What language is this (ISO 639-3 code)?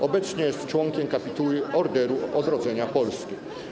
pol